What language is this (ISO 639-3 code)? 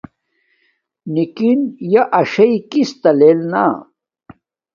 dmk